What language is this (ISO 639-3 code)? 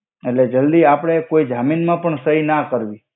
guj